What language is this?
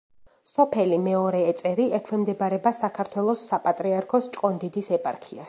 Georgian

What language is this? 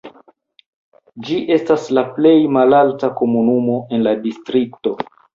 Esperanto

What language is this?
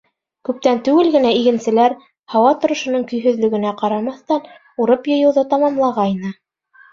Bashkir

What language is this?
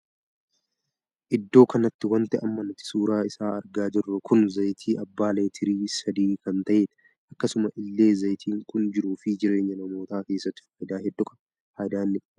Oromo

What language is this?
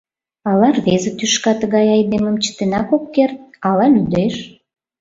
Mari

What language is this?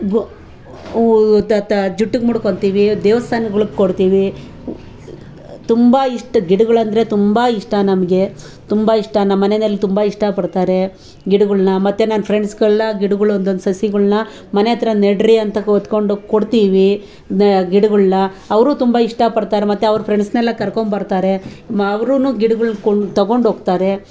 Kannada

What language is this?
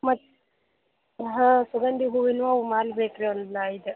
Kannada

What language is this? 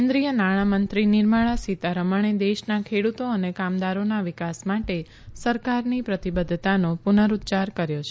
Gujarati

